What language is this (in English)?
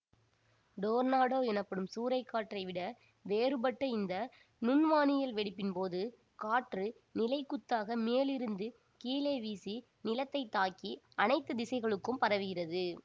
Tamil